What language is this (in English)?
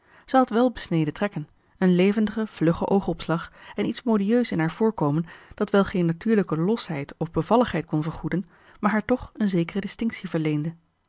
Dutch